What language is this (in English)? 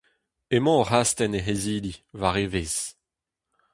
Breton